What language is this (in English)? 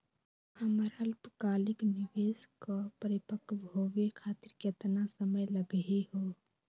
Magahi